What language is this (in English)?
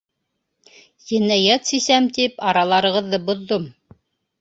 Bashkir